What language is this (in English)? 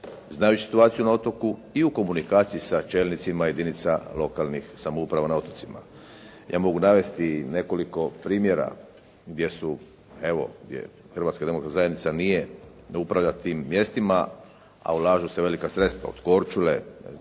Croatian